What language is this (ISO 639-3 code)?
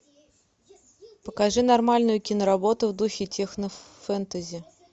rus